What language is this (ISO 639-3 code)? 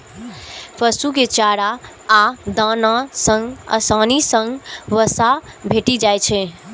mai